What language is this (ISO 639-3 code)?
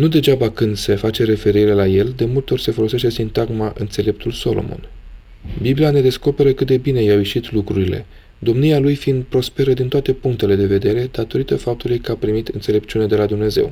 ron